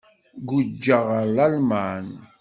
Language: Kabyle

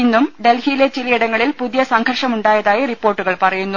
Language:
Malayalam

